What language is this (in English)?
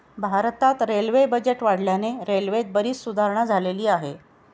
Marathi